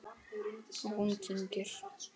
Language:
Icelandic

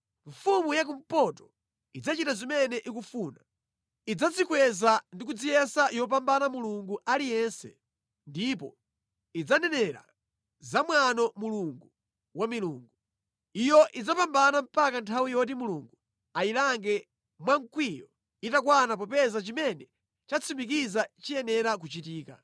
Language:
Nyanja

